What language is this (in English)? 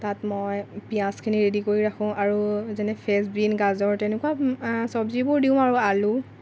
Assamese